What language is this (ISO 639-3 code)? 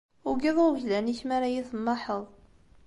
kab